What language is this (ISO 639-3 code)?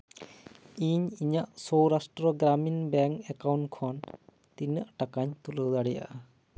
sat